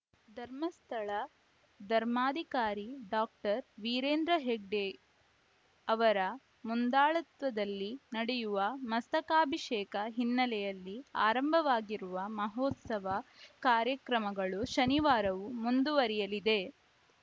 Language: Kannada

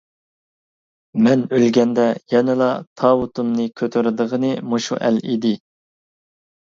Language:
Uyghur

